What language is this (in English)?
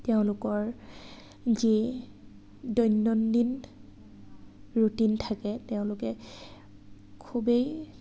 Assamese